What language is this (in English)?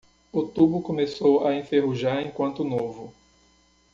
Portuguese